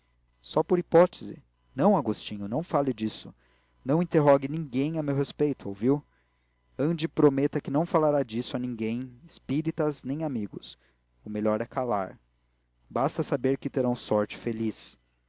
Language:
Portuguese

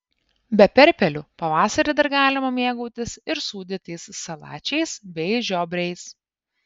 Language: Lithuanian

